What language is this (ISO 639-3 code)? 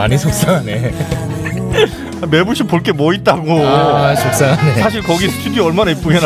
kor